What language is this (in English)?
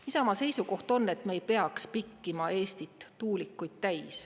Estonian